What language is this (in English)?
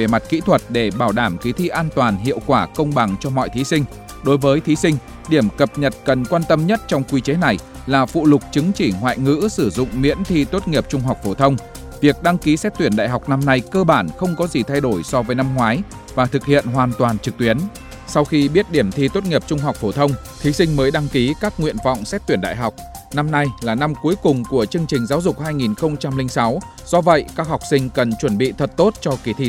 Vietnamese